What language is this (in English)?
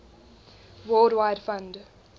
English